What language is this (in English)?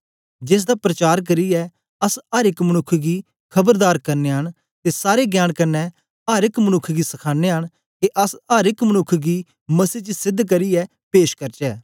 Dogri